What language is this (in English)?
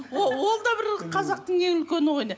Kazakh